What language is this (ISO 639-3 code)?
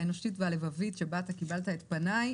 heb